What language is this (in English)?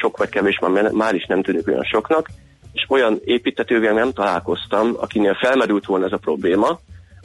Hungarian